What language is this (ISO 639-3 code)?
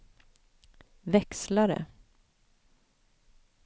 swe